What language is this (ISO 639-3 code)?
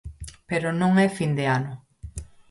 glg